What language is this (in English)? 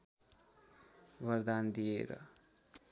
Nepali